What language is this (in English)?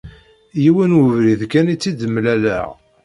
Kabyle